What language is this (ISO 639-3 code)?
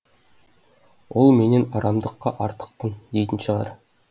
kaz